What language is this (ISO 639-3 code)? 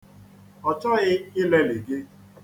ibo